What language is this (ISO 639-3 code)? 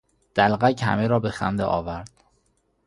fas